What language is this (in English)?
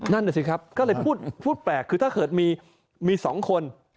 Thai